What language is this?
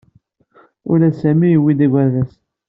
Kabyle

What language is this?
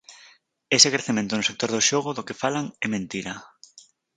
Galician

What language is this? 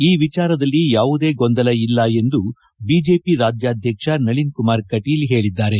Kannada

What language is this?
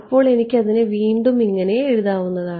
Malayalam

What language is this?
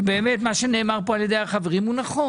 Hebrew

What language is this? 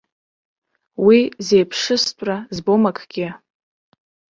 Abkhazian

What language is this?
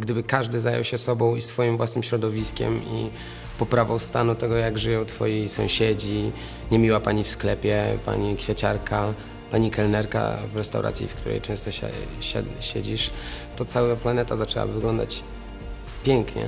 Polish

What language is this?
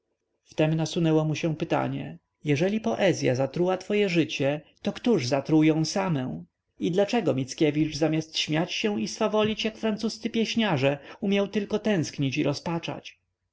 Polish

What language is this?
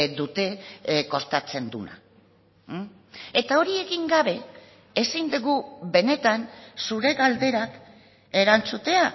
Basque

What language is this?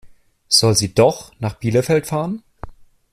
German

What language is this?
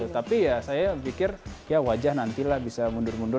Indonesian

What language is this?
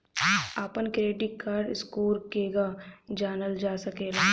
Bhojpuri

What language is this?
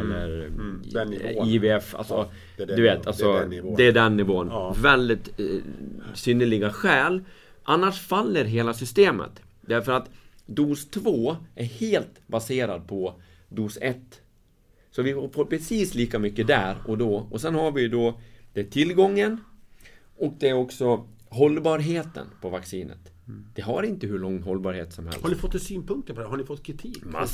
Swedish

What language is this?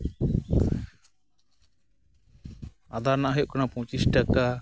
Santali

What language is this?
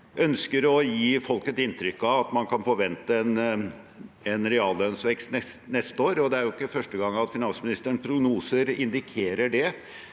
Norwegian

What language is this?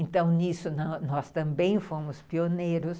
Portuguese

